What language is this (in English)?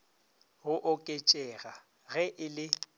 Northern Sotho